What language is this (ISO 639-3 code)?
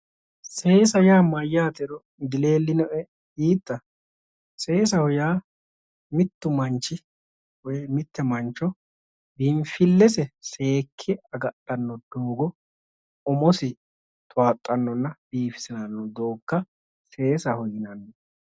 sid